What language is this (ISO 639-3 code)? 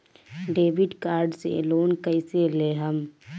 bho